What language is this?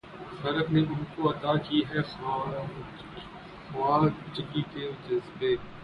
Urdu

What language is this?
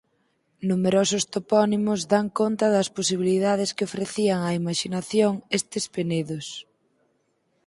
Galician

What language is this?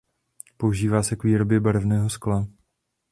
Czech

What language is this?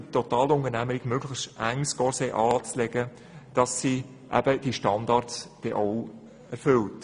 Swiss German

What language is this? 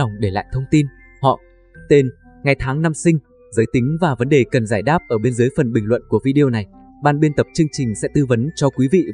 Vietnamese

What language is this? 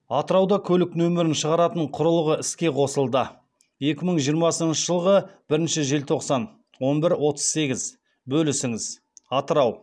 Kazakh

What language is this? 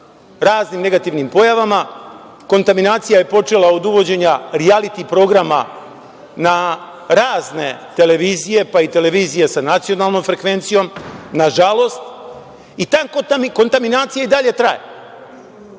Serbian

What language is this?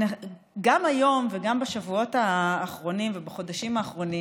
Hebrew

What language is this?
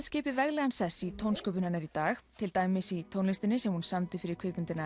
Icelandic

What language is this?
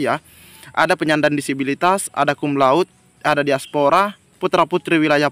Indonesian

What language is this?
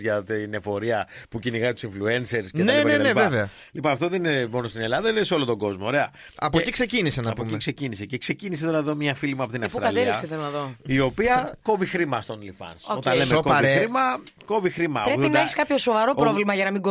Greek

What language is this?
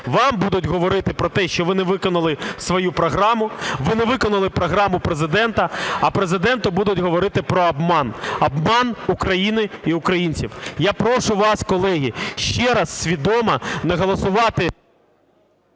Ukrainian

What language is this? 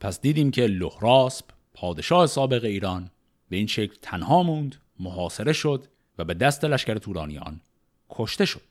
Persian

